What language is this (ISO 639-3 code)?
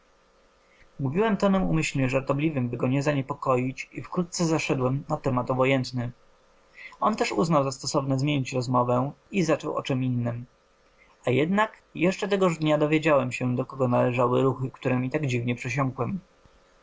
pol